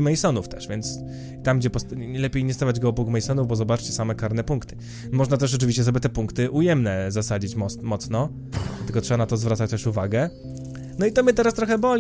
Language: Polish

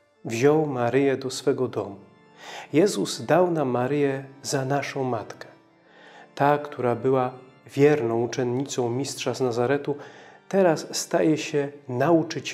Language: Polish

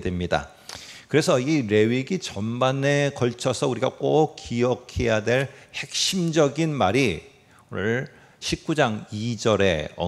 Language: Korean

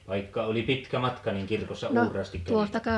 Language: Finnish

